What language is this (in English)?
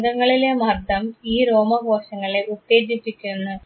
Malayalam